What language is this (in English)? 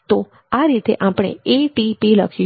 Gujarati